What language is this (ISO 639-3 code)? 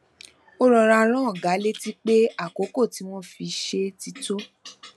yor